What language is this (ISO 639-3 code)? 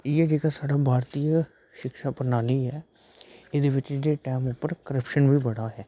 doi